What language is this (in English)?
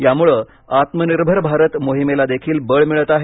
Marathi